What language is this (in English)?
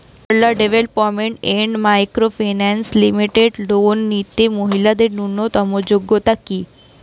Bangla